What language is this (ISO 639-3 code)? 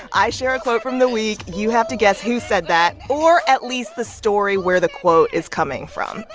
eng